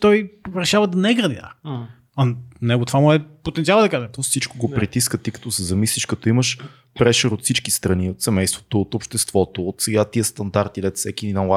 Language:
Bulgarian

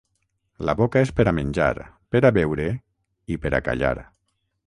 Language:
Catalan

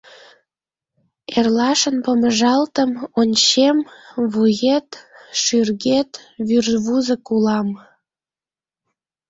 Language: Mari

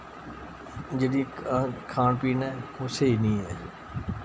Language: Dogri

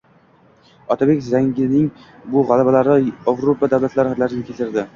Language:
Uzbek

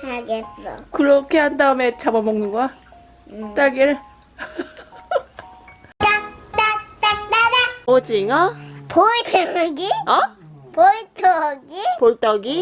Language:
Korean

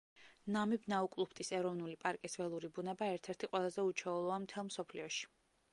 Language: Georgian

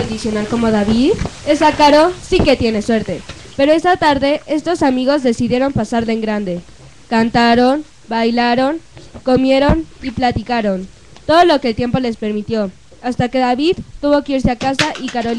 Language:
Spanish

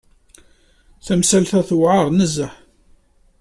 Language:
Kabyle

